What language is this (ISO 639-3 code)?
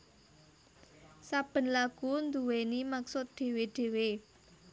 jav